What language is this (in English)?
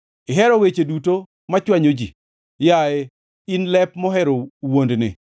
Luo (Kenya and Tanzania)